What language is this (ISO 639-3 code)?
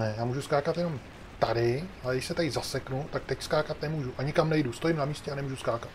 ces